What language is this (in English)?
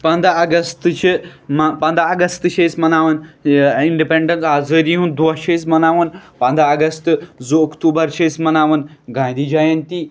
Kashmiri